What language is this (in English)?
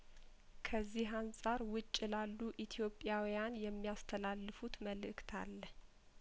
Amharic